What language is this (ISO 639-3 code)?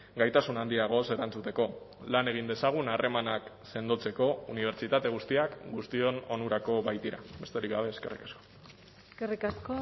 eus